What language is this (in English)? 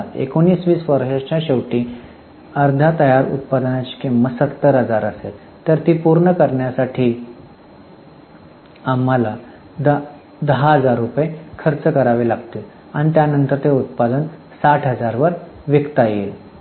Marathi